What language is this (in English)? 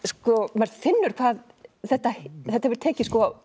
Icelandic